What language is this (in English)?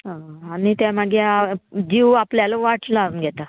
Konkani